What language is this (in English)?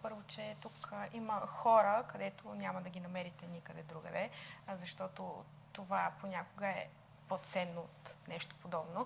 Bulgarian